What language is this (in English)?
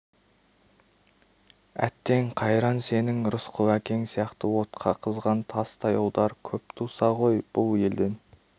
Kazakh